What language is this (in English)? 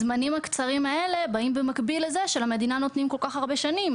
Hebrew